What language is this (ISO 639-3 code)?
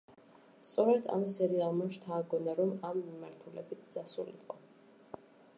kat